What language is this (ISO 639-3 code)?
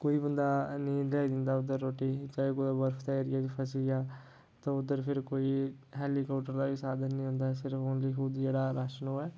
doi